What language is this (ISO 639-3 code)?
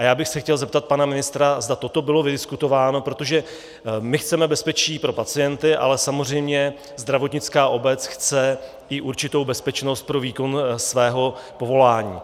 ces